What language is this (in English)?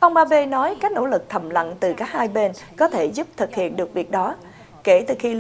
Vietnamese